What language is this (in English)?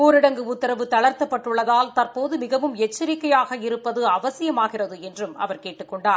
Tamil